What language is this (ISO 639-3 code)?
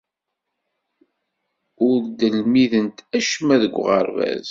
kab